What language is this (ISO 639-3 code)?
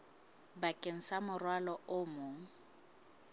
sot